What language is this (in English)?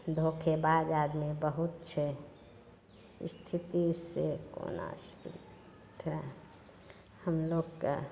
Maithili